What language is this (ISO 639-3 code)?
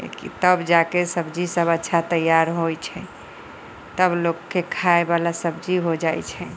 mai